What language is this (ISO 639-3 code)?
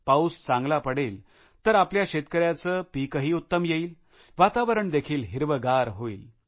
mar